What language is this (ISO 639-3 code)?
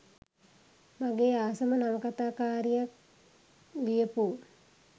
sin